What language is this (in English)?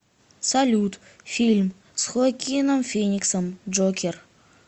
Russian